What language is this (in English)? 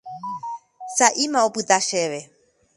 Guarani